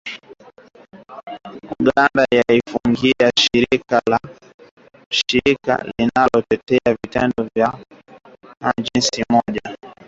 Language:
Swahili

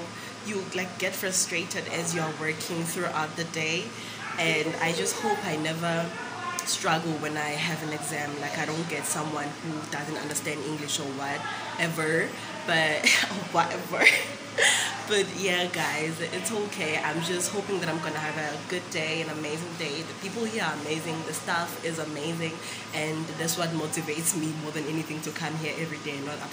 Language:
English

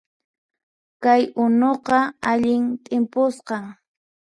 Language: Puno Quechua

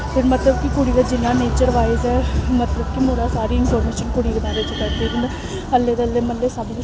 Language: Dogri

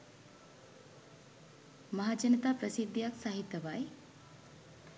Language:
Sinhala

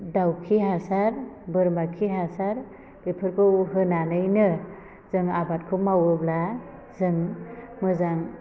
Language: Bodo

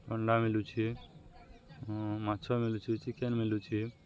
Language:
Odia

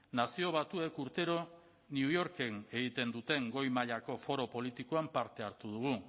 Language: Basque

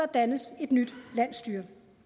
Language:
Danish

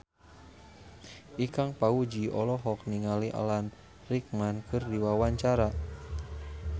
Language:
Sundanese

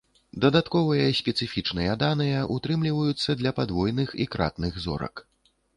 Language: Belarusian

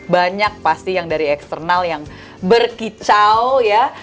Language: Indonesian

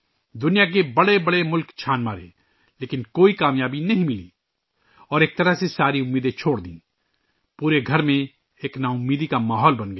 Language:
Urdu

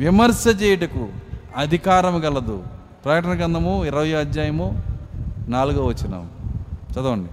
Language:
Telugu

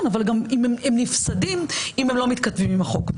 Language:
Hebrew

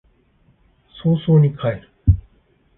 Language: Japanese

